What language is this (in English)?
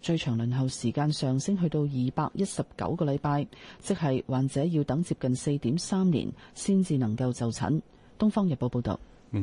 Chinese